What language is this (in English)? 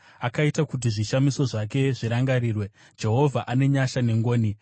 Shona